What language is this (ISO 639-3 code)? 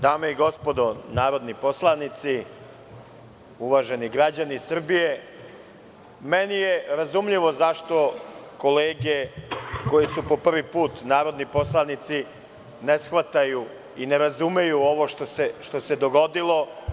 srp